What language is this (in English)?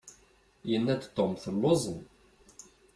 Kabyle